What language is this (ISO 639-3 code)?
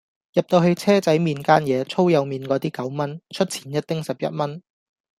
yue